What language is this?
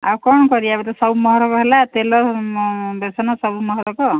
Odia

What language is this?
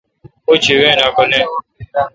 Kalkoti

